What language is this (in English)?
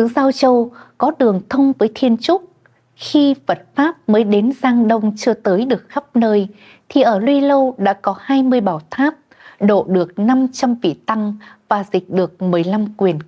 Vietnamese